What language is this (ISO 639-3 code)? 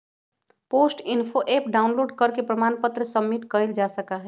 mag